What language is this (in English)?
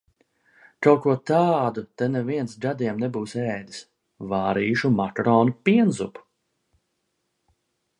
Latvian